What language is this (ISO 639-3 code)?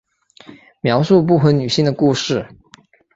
zho